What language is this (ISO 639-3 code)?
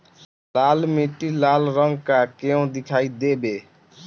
bho